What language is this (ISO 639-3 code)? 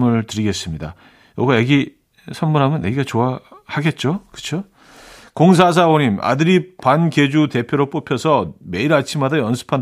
kor